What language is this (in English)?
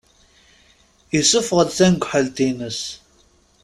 Kabyle